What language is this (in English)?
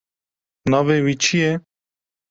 Kurdish